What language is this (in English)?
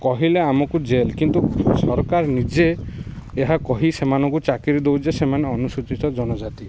Odia